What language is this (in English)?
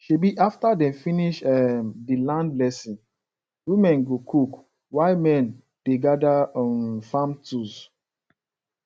Nigerian Pidgin